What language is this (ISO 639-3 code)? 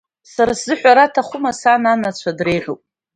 abk